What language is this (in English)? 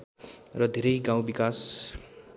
Nepali